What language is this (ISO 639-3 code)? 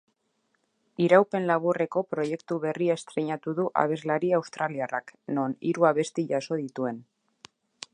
eus